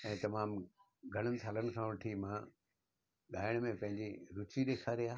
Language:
Sindhi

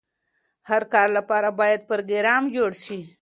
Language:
Pashto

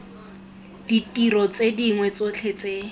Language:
Tswana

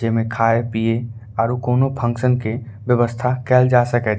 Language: Angika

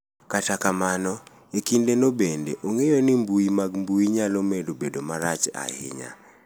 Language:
Luo (Kenya and Tanzania)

